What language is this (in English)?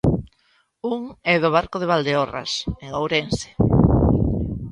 Galician